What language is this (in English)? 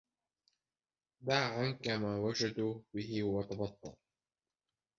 Arabic